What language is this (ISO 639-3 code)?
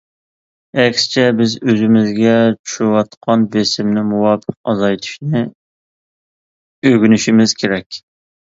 uig